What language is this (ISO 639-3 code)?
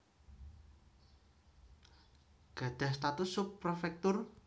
jav